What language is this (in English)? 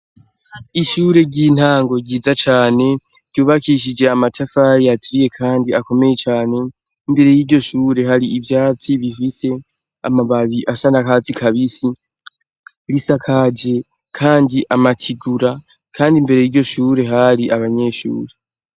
Rundi